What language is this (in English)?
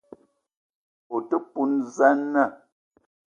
Eton (Cameroon)